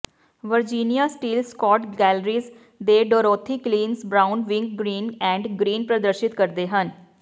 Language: Punjabi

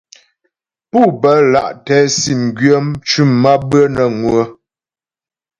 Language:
Ghomala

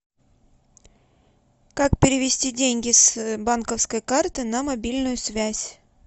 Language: Russian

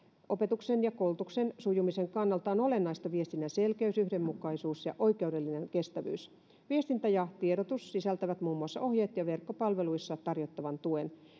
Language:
Finnish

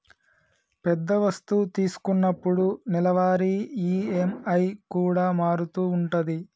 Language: Telugu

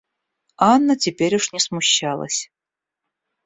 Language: Russian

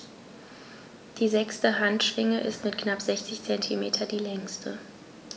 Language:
German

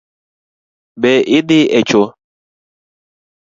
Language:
Luo (Kenya and Tanzania)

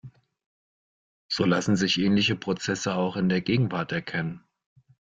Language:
German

